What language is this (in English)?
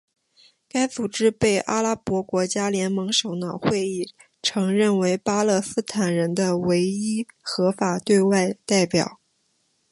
Chinese